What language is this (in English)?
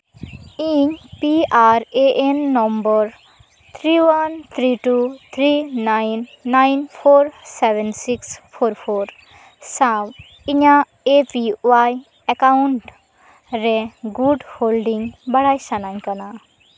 Santali